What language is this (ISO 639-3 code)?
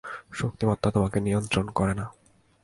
ben